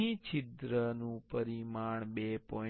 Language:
Gujarati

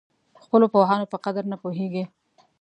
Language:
Pashto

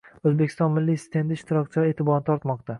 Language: Uzbek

